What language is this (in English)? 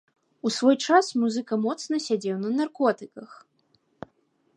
Belarusian